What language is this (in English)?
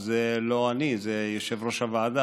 Hebrew